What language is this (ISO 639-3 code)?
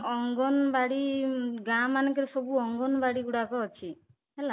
ori